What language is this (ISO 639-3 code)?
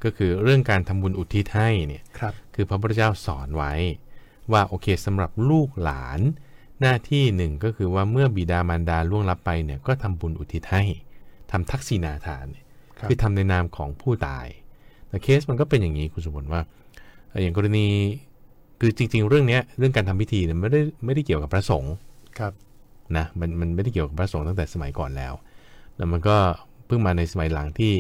tha